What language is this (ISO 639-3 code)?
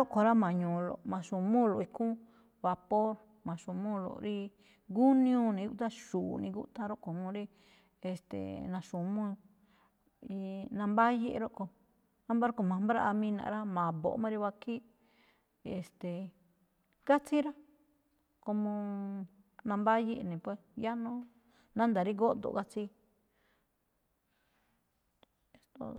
tcf